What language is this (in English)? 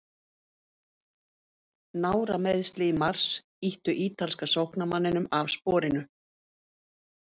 Icelandic